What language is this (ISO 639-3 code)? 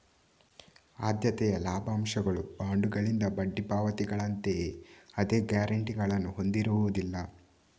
kan